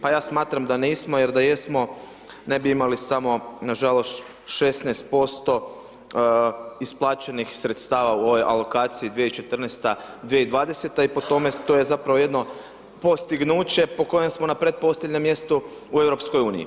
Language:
Croatian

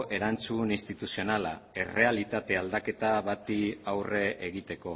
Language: Basque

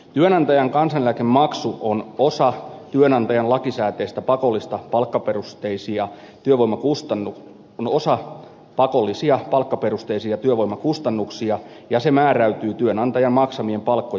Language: Finnish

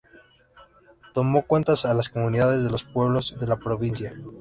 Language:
Spanish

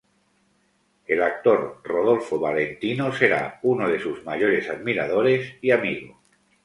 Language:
Spanish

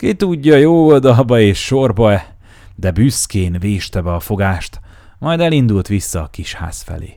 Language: Hungarian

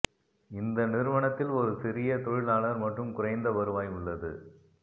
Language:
Tamil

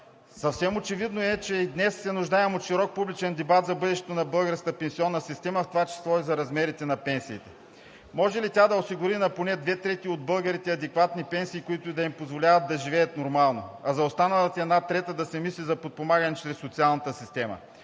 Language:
Bulgarian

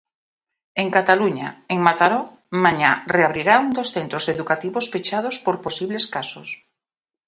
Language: Galician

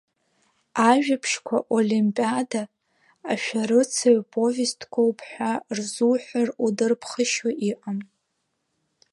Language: Abkhazian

